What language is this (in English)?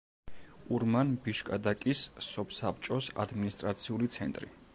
Georgian